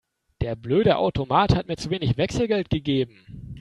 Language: German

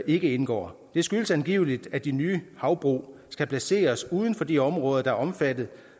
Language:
Danish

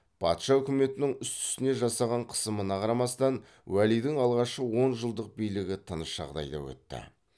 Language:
Kazakh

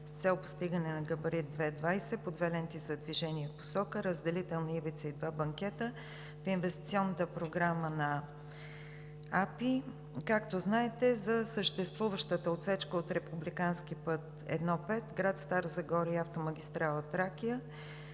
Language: Bulgarian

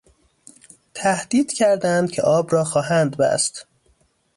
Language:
Persian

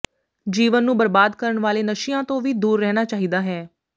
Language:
Punjabi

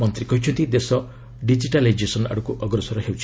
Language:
Odia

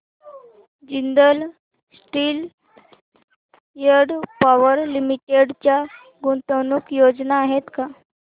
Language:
Marathi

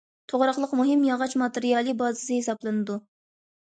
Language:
Uyghur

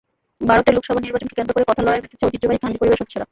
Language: Bangla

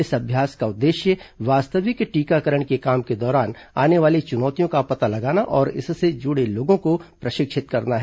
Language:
Hindi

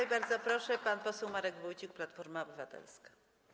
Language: Polish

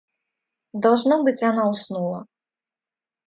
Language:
Russian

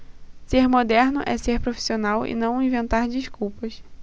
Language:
Portuguese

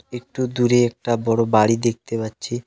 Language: Bangla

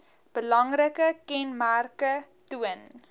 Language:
Afrikaans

